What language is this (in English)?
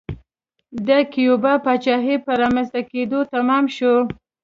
Pashto